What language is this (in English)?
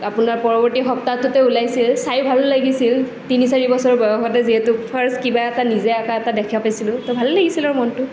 Assamese